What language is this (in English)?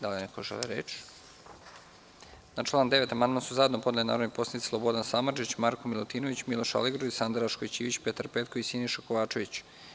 Serbian